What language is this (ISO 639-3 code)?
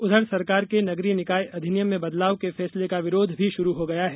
hin